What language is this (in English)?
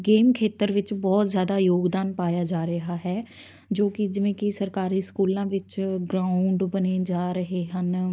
Punjabi